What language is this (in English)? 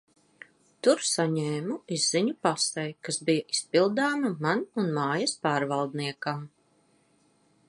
Latvian